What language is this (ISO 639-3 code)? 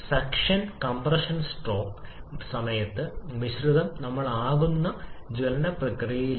mal